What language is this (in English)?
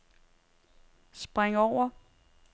Danish